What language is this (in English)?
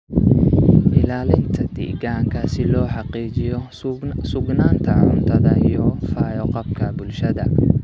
Somali